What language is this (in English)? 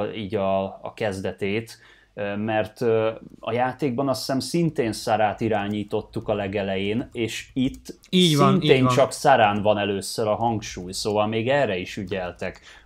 Hungarian